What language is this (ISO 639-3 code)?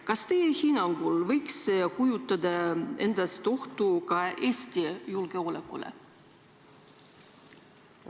est